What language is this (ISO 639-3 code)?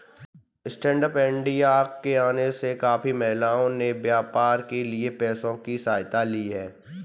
hin